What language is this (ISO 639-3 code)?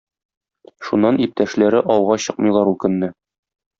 tat